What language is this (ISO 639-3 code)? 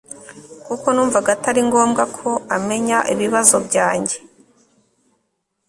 kin